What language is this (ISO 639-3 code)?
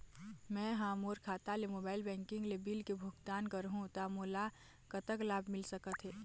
hne